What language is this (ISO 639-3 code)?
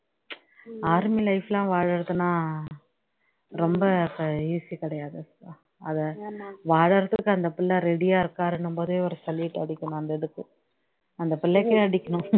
tam